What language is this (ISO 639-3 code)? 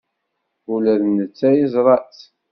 kab